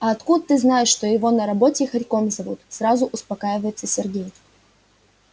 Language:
Russian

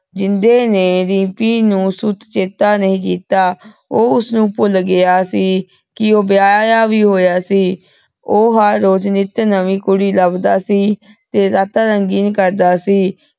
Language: Punjabi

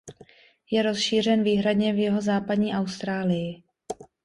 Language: Czech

